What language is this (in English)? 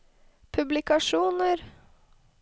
Norwegian